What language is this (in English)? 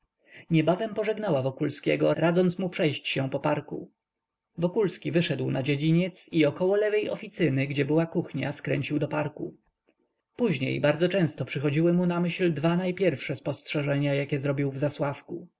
Polish